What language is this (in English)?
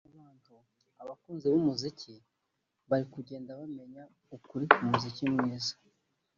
Kinyarwanda